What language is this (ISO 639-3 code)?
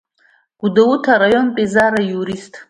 abk